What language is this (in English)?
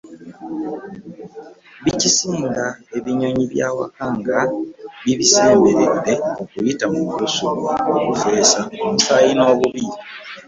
Ganda